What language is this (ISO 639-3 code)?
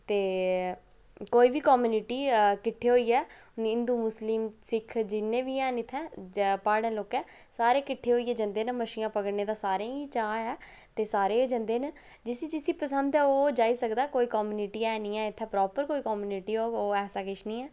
doi